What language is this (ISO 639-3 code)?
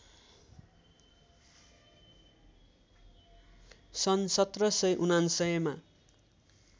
nep